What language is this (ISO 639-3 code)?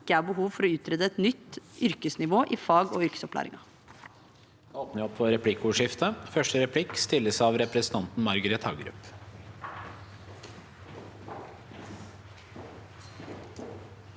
nor